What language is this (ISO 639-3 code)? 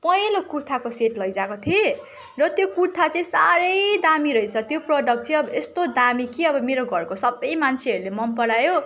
nep